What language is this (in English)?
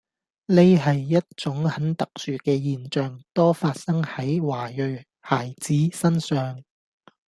Cantonese